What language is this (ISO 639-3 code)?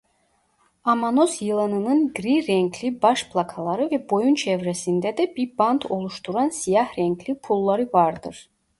tur